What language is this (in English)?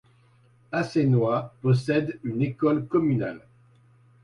French